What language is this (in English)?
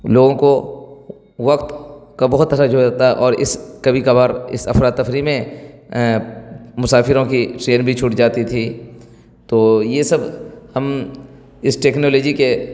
Urdu